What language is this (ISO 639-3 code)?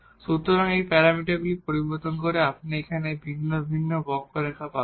ben